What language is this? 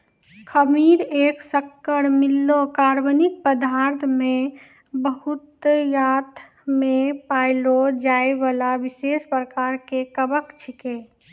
Maithili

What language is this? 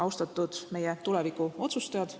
Estonian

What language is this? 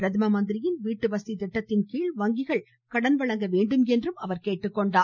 Tamil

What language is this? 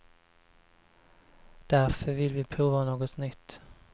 Swedish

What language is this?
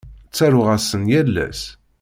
Kabyle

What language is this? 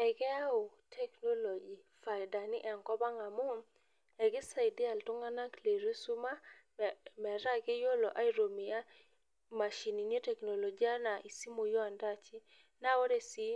Masai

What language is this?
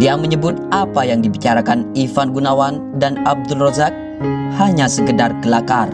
Indonesian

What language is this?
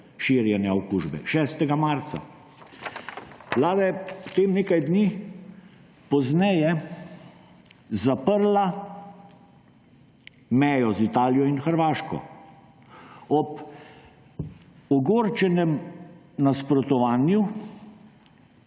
Slovenian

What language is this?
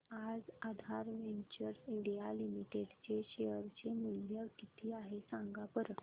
Marathi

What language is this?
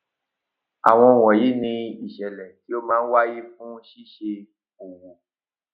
Yoruba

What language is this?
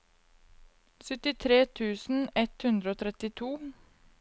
Norwegian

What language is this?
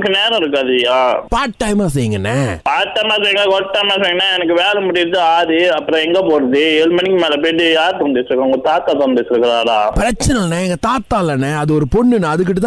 Tamil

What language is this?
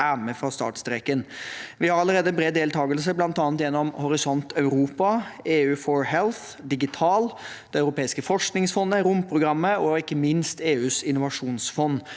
Norwegian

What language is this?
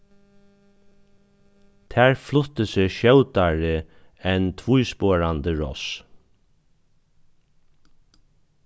Faroese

